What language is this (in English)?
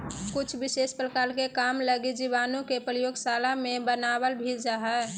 Magahi